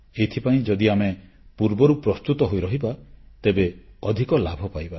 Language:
Odia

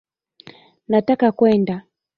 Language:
Swahili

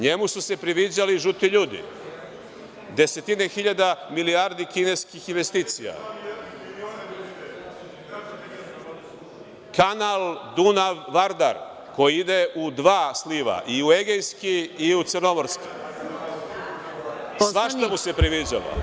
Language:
Serbian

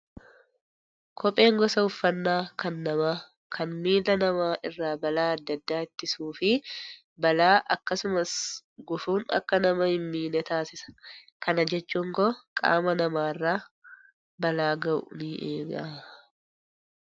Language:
Oromo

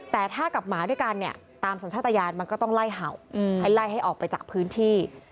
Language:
Thai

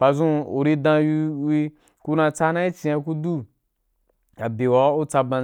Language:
Wapan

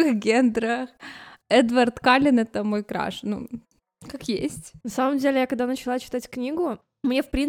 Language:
Russian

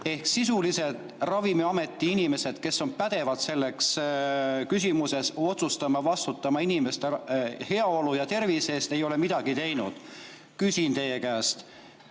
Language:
Estonian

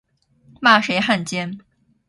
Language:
Chinese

